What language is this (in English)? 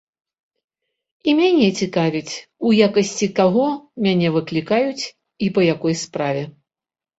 Belarusian